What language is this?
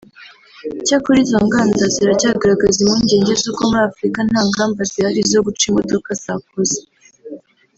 Kinyarwanda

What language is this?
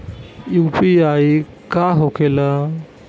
Bhojpuri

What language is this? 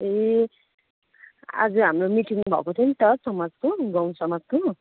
Nepali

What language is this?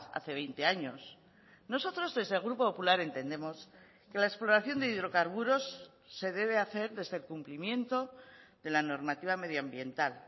Spanish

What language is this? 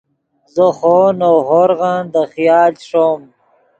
Yidgha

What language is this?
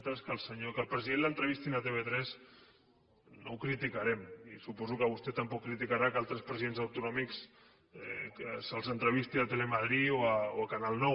Catalan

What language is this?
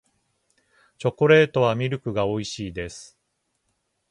Japanese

